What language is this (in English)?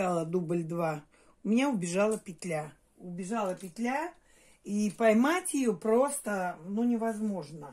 Russian